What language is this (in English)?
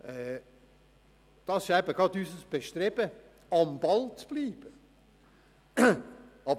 Swiss German